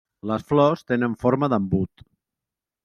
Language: Catalan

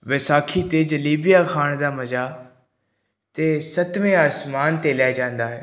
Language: Punjabi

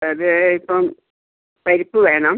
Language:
Malayalam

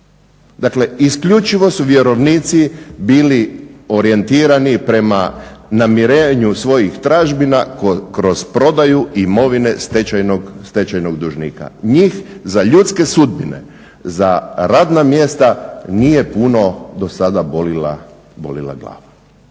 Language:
Croatian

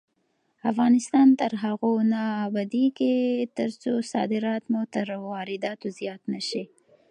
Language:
Pashto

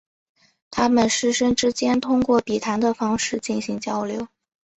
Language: Chinese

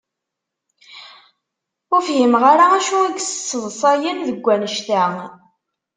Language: Kabyle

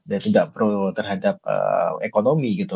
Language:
Indonesian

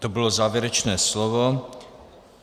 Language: Czech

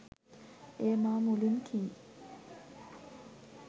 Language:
Sinhala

